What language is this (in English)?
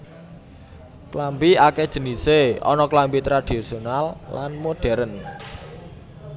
Javanese